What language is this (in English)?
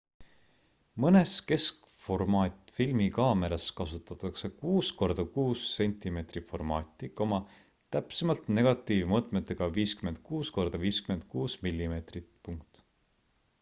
Estonian